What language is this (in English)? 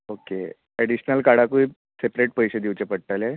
Konkani